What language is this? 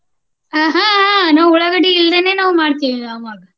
Kannada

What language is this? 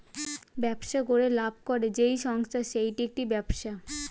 Bangla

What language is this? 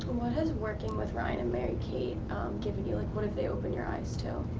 English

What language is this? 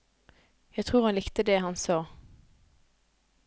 Norwegian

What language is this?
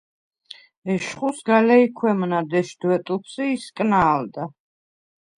Svan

